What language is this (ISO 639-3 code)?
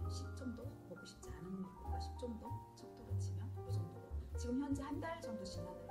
kor